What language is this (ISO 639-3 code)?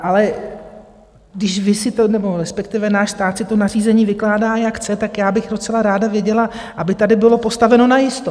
ces